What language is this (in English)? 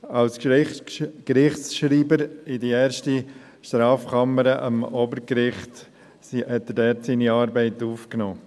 Swiss German